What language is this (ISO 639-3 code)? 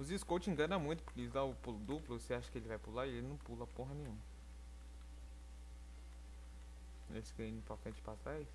por